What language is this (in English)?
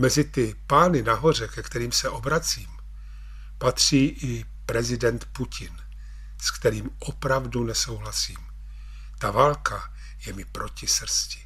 Czech